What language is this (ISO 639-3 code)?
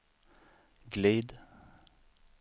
swe